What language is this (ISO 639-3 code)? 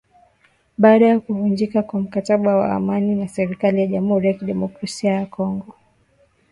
swa